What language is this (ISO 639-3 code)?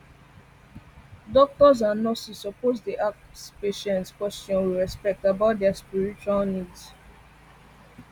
pcm